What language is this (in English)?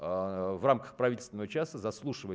Russian